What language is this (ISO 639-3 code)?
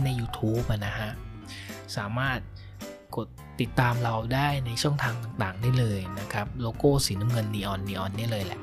tha